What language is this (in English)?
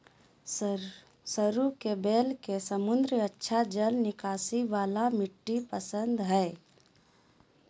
Magahi